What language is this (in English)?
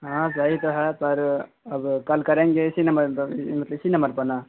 Urdu